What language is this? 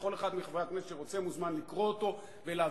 Hebrew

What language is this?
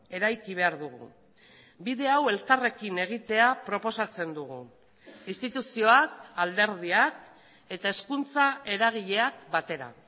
Basque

